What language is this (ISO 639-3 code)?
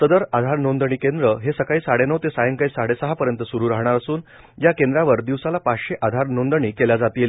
mar